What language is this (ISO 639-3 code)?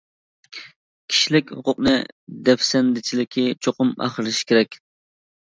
uig